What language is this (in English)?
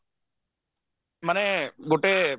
Odia